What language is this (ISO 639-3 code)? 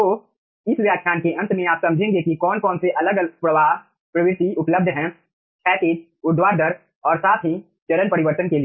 hin